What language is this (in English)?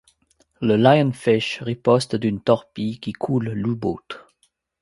French